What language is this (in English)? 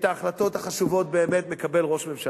Hebrew